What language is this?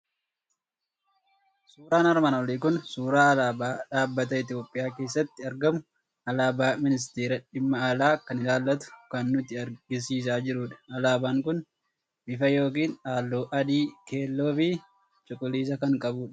Oromo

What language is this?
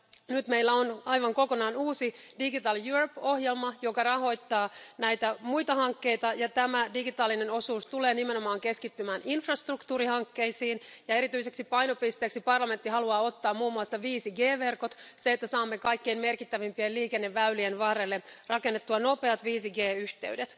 Finnish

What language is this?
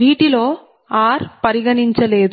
Telugu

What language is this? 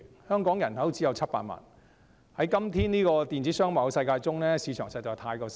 Cantonese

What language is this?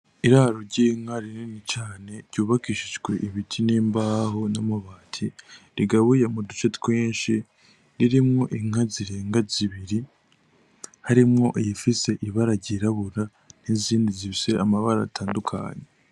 Rundi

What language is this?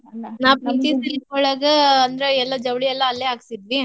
Kannada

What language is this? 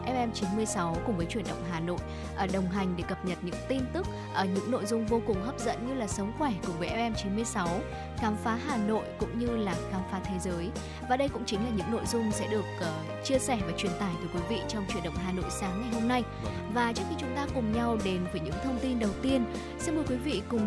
Vietnamese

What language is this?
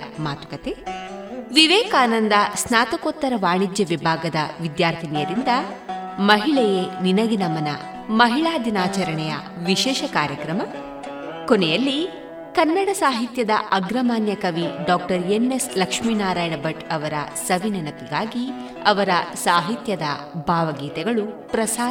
Kannada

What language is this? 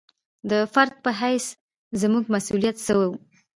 Pashto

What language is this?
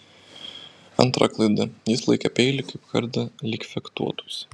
Lithuanian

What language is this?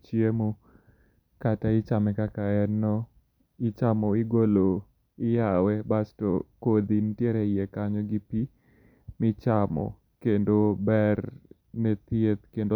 Luo (Kenya and Tanzania)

